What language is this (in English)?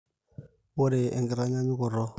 Masai